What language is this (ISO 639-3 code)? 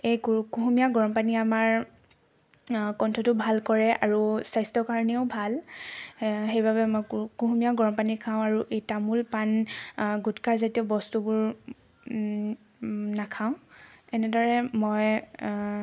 asm